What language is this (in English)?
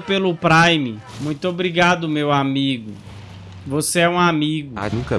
Portuguese